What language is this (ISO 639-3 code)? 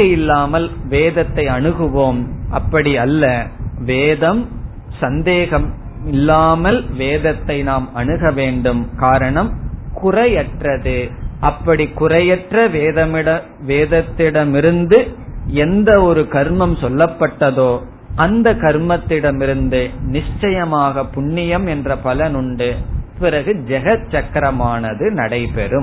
tam